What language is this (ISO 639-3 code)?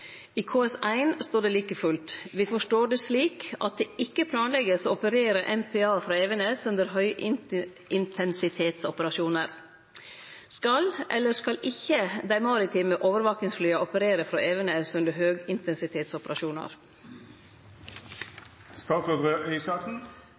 nno